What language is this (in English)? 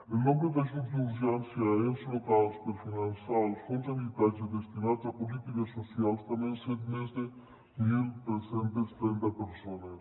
Catalan